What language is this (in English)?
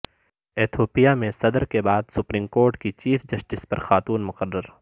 Urdu